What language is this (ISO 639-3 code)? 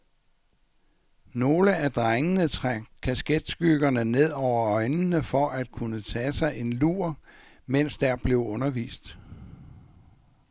dan